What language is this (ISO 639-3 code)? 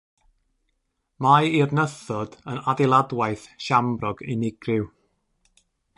cym